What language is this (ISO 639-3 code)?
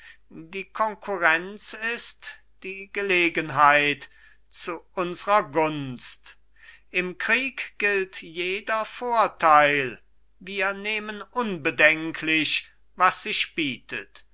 deu